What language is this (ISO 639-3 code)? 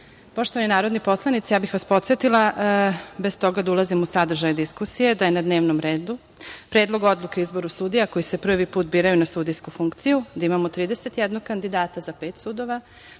srp